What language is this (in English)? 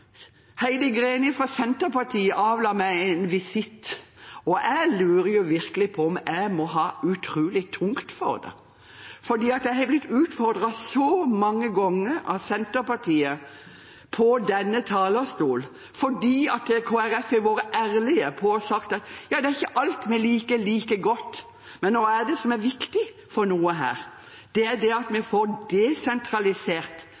Norwegian Bokmål